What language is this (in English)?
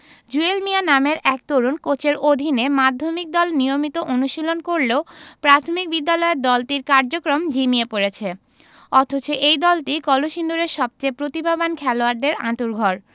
Bangla